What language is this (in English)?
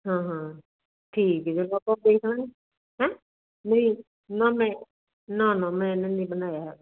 Punjabi